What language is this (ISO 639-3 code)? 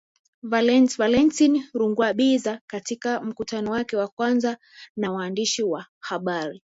swa